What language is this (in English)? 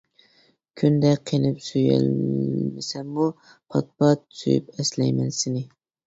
Uyghur